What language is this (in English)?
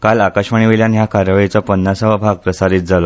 Konkani